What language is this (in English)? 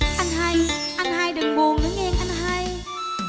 Vietnamese